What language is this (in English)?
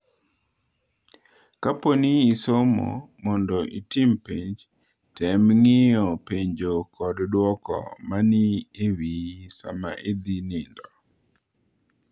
Luo (Kenya and Tanzania)